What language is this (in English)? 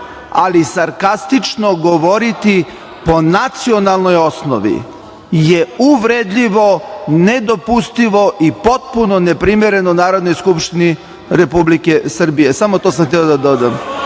Serbian